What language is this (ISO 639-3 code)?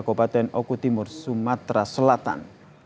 ind